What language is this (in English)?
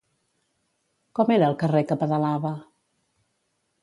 Catalan